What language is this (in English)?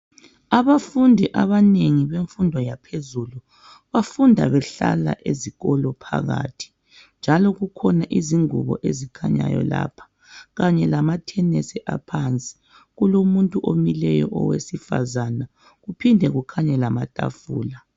North Ndebele